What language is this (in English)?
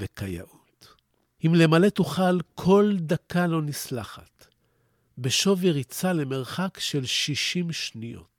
Hebrew